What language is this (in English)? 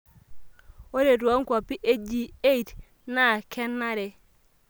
Masai